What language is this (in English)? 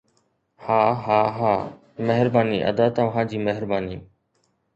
Sindhi